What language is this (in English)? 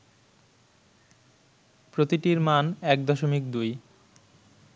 Bangla